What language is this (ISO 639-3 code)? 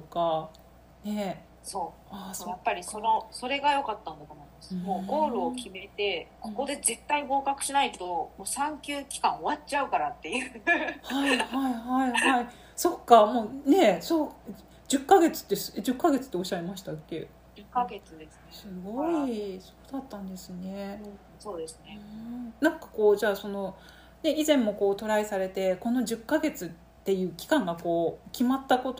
jpn